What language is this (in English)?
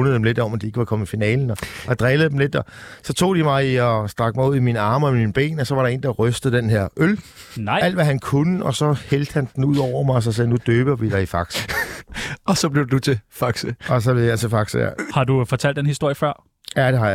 Danish